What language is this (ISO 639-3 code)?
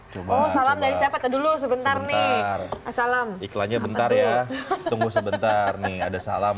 ind